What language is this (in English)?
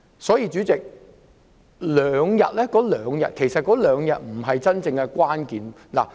Cantonese